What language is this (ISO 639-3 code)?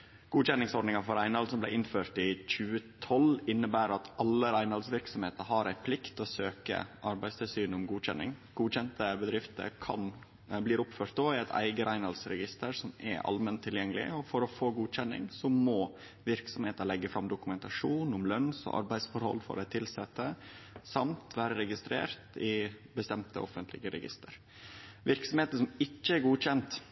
nno